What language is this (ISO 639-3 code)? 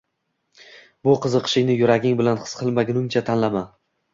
uzb